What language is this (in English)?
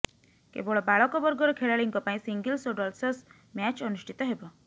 Odia